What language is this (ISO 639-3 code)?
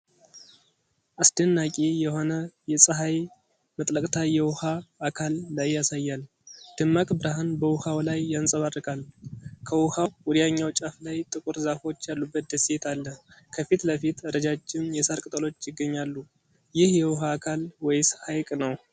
amh